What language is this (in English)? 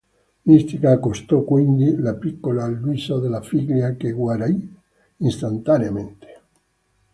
Italian